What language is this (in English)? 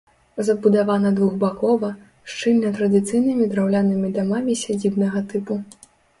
Belarusian